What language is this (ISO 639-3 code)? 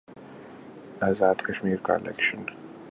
urd